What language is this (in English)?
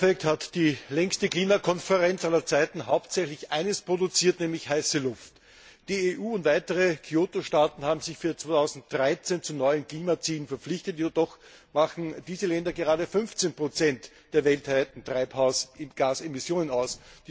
German